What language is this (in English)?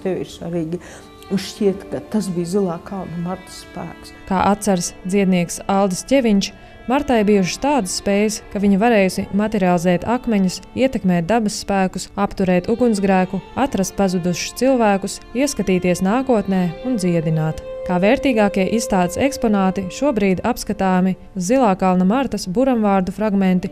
Latvian